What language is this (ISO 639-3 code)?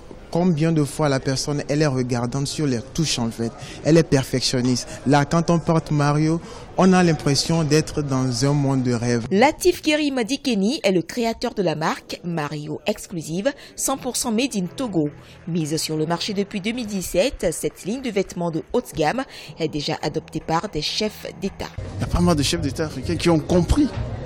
fra